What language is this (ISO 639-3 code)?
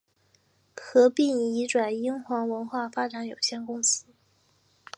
zho